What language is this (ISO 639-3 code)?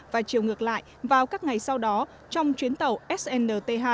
vie